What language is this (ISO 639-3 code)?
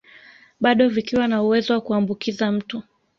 swa